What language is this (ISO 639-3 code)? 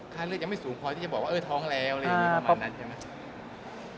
tha